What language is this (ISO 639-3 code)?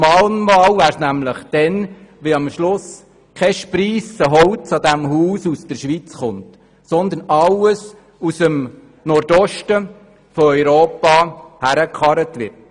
gsw